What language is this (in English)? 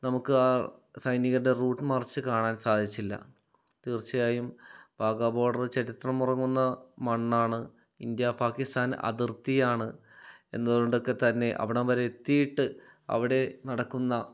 Malayalam